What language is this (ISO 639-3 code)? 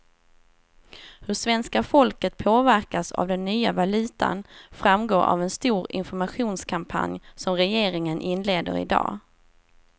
swe